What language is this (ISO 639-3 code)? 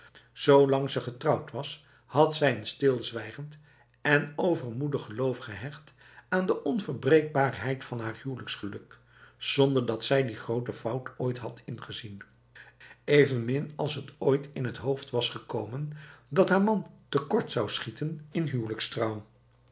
nld